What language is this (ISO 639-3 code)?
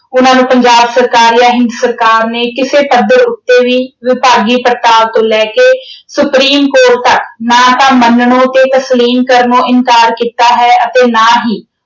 pan